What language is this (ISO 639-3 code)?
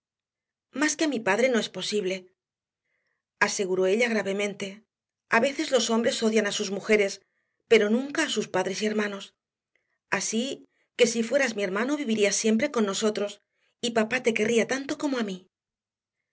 spa